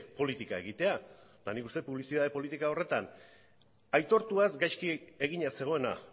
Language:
Basque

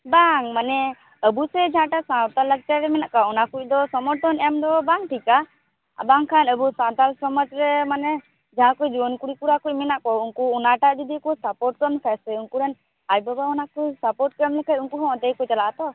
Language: Santali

